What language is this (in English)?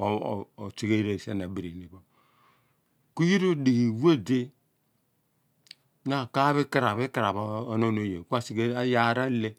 Abua